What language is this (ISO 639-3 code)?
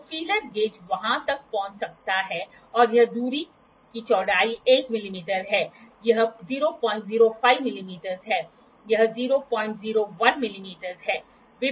hin